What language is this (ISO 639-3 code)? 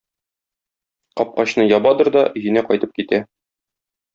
tat